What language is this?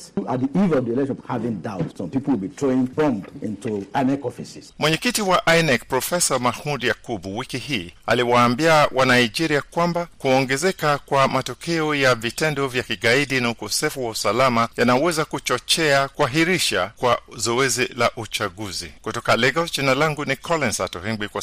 Swahili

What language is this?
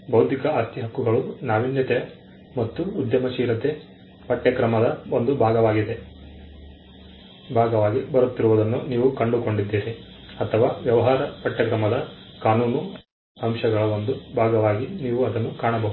Kannada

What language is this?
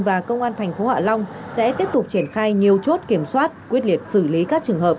Vietnamese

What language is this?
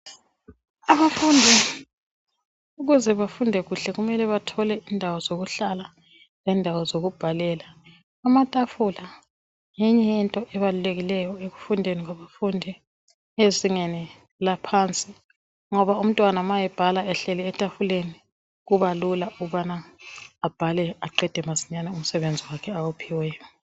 North Ndebele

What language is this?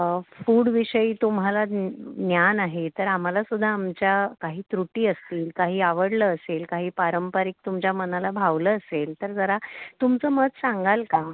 Marathi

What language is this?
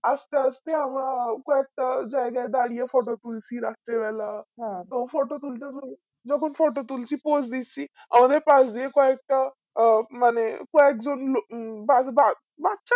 Bangla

